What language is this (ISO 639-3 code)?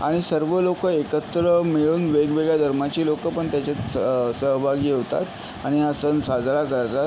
mar